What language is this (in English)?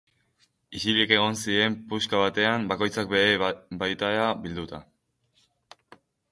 Basque